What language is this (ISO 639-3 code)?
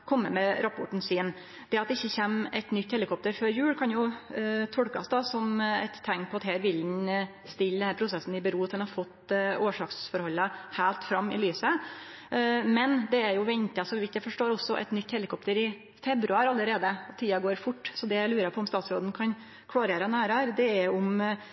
nno